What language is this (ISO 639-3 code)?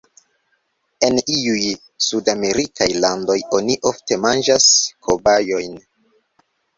epo